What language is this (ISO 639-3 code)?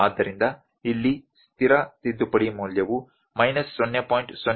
kan